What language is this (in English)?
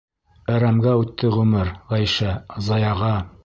Bashkir